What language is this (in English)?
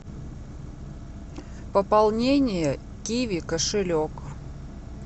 Russian